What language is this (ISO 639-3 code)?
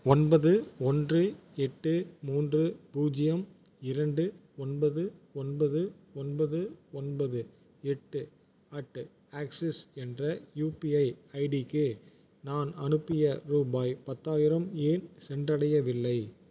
tam